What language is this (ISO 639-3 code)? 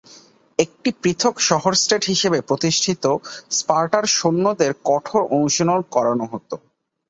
ben